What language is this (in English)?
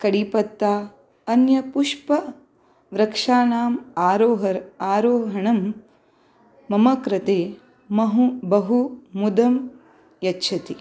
Sanskrit